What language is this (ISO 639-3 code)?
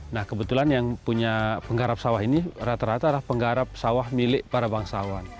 ind